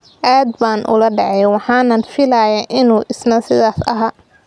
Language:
Somali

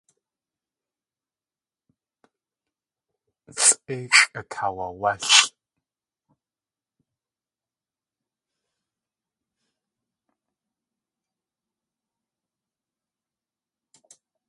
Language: Tlingit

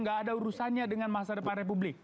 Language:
Indonesian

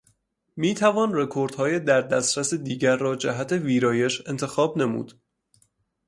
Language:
Persian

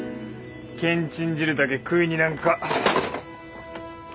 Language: Japanese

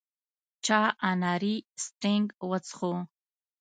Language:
Pashto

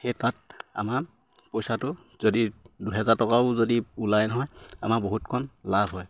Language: Assamese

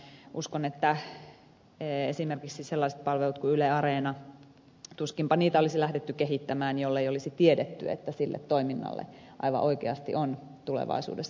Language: Finnish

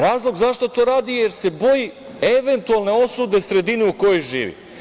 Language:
Serbian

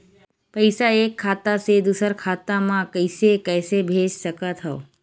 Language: Chhattisgarhi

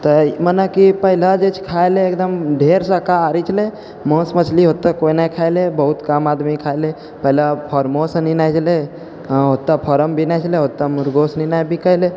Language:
Maithili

